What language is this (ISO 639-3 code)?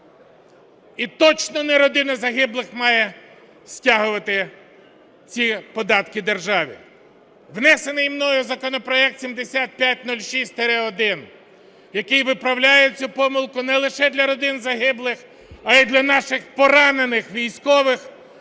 ukr